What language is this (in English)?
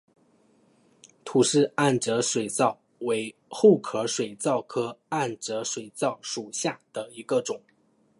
Chinese